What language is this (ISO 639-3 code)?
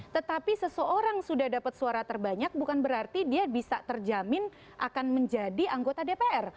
ind